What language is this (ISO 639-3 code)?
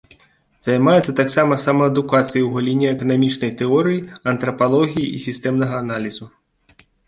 bel